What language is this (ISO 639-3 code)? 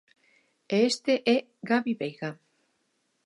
glg